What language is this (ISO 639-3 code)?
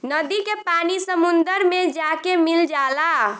bho